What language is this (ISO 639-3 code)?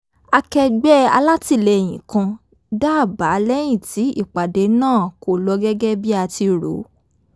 yor